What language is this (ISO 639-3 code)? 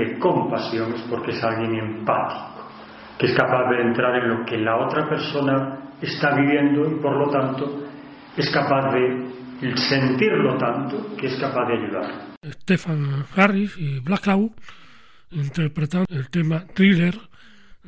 spa